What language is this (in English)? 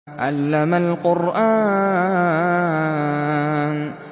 Arabic